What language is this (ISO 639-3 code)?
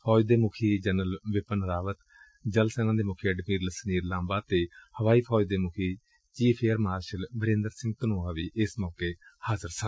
pan